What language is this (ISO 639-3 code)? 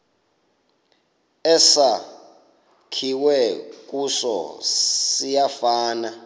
xho